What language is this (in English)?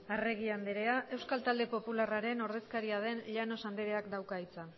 Basque